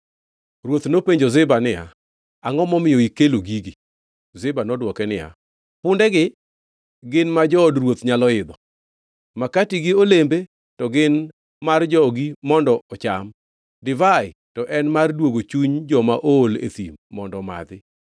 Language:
Luo (Kenya and Tanzania)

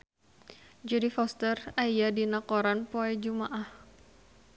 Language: Sundanese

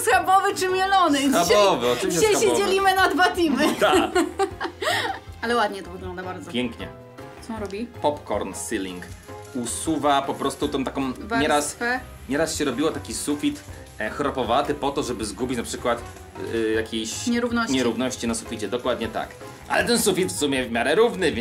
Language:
Polish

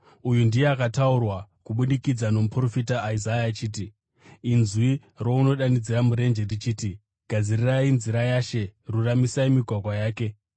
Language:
Shona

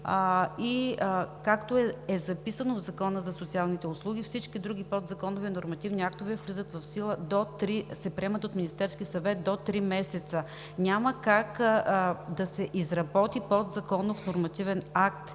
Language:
Bulgarian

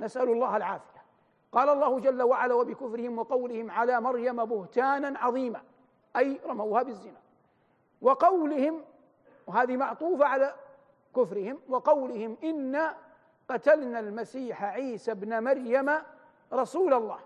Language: Arabic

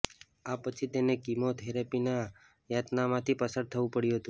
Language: Gujarati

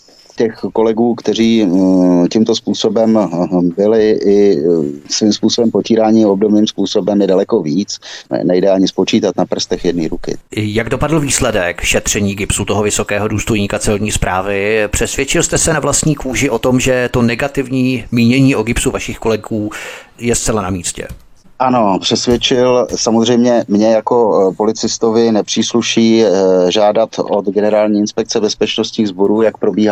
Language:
Czech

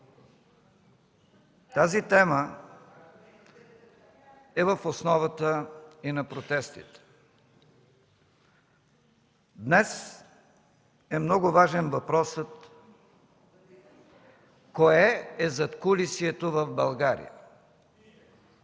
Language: Bulgarian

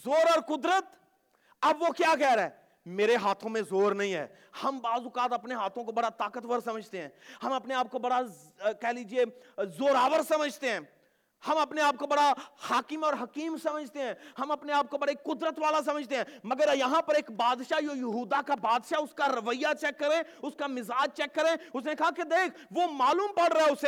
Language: Urdu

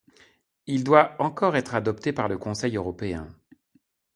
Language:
French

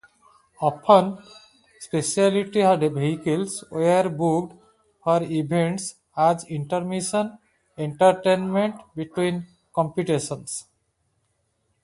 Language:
English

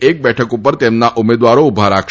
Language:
Gujarati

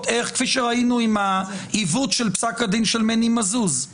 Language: Hebrew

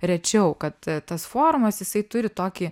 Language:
Lithuanian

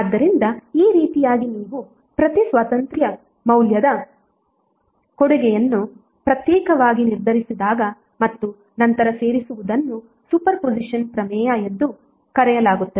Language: Kannada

